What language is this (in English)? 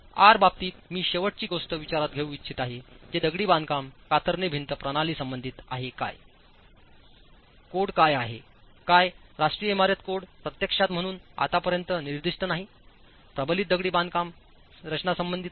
Marathi